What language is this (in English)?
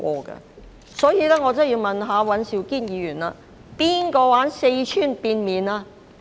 Cantonese